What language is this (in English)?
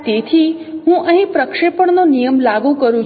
Gujarati